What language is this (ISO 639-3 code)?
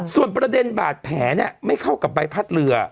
tha